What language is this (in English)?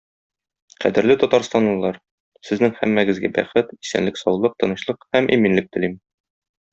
Tatar